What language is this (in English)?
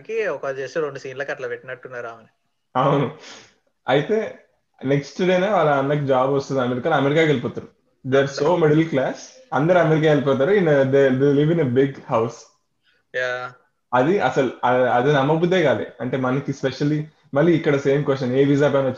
Telugu